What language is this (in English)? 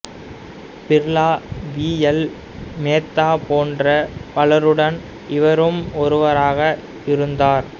Tamil